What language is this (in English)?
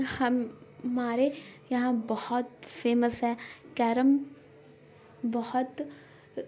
Urdu